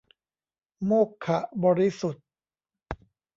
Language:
Thai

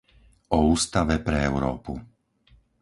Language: Slovak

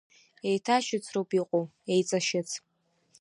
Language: Abkhazian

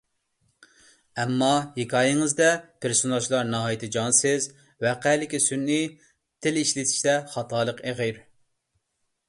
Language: Uyghur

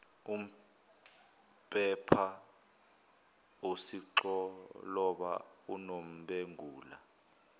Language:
Zulu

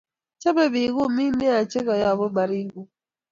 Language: Kalenjin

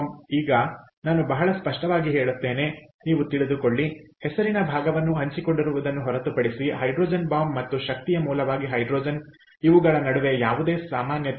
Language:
Kannada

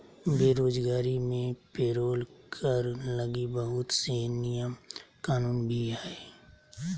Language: Magahi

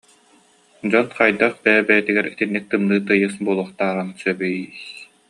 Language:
Yakut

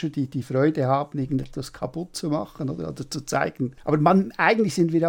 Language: German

